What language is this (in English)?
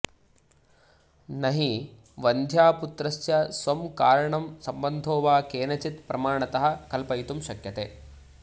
Sanskrit